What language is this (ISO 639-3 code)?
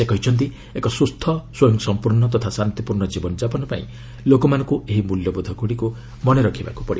ori